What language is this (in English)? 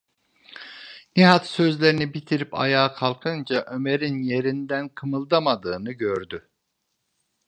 Turkish